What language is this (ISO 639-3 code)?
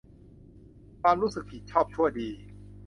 tha